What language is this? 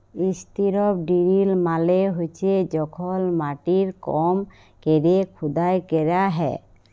Bangla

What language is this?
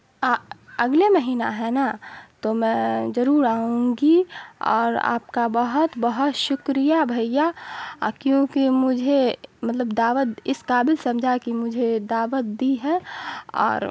Urdu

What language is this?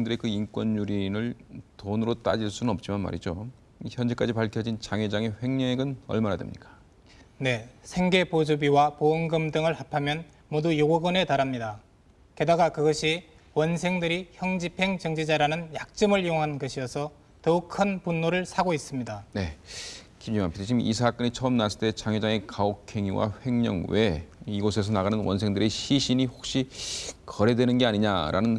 Korean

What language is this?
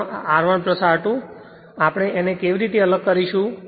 Gujarati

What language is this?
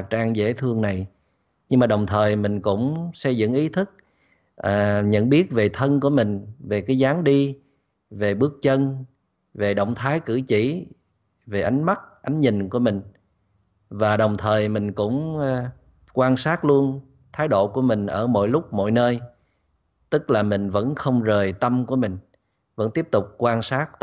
Vietnamese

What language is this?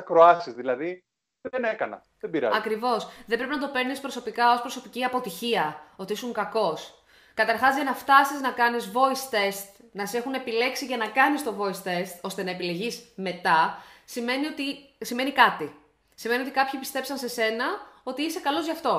Greek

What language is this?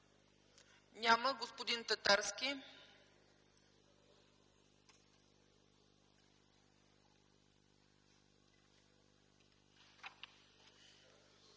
Bulgarian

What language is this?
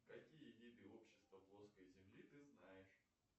Russian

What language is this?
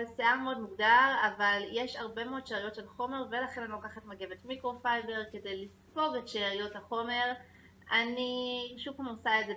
Hebrew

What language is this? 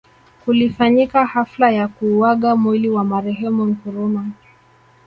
Swahili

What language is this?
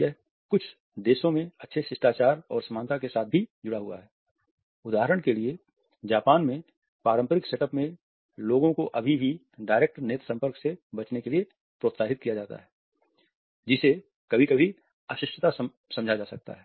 Hindi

